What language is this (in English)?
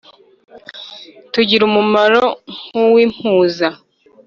Kinyarwanda